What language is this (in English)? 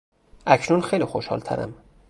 Persian